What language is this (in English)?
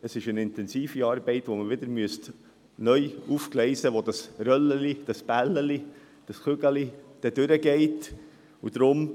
Swiss German